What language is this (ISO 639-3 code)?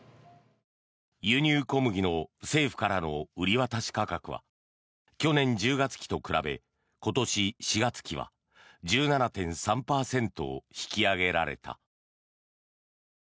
jpn